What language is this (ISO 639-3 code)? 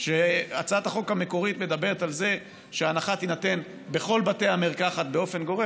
heb